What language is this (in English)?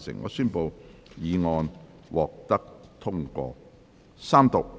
Cantonese